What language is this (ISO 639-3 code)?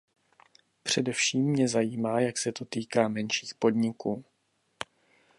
ces